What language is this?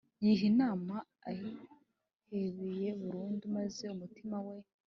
Kinyarwanda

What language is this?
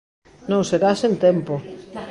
Galician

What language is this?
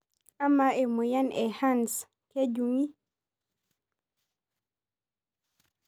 Masai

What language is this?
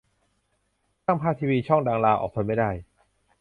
Thai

